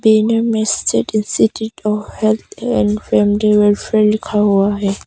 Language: Hindi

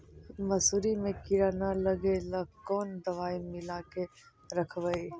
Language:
Magahi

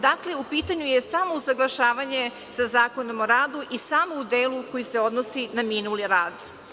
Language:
Serbian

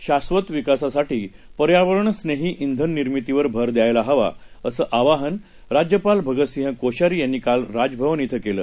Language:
Marathi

